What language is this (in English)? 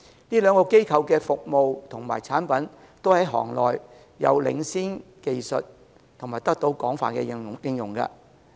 Cantonese